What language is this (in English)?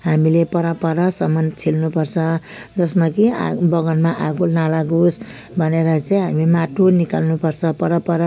Nepali